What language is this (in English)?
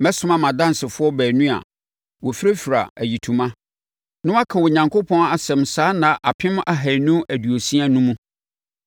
Akan